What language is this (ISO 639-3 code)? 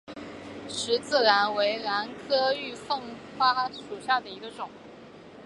zho